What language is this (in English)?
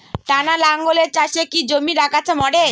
Bangla